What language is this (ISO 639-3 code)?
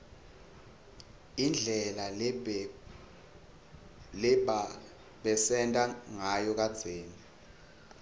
ssw